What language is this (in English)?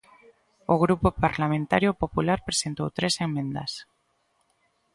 Galician